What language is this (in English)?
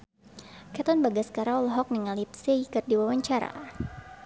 Sundanese